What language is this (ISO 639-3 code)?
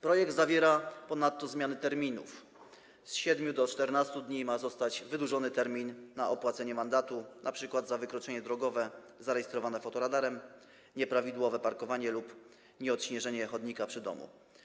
pol